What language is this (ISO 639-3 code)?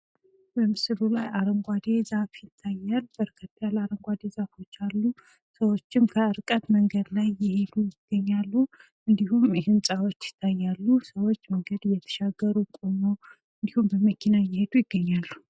amh